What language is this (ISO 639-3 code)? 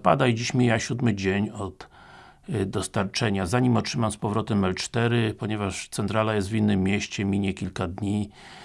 pol